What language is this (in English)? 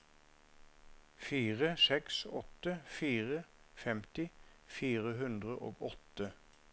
Norwegian